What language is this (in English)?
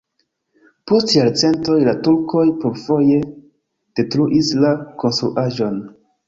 Esperanto